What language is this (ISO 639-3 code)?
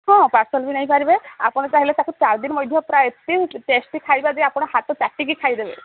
ori